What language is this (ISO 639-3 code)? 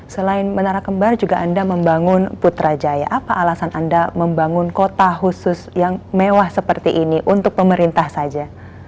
ind